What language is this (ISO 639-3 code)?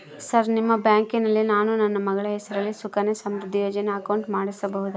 kan